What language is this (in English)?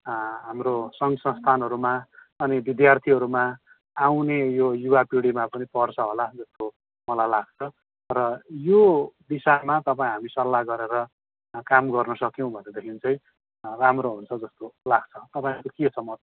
Nepali